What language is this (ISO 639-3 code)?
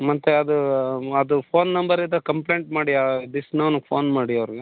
kan